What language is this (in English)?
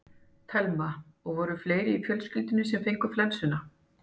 Icelandic